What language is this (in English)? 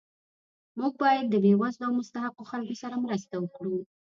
Pashto